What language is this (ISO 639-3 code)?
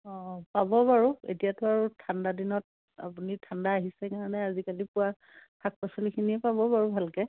asm